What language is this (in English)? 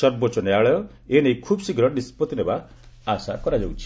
Odia